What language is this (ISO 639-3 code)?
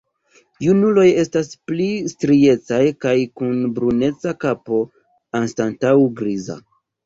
epo